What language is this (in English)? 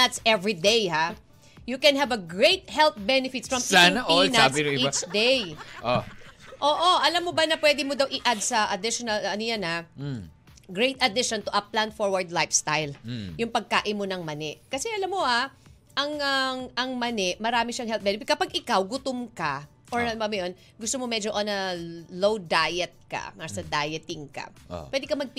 Filipino